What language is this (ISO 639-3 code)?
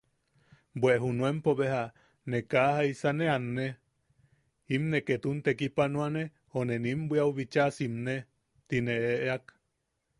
yaq